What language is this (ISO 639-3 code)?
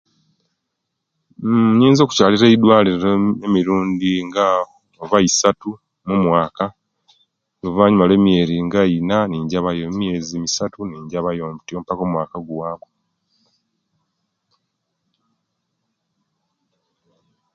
lke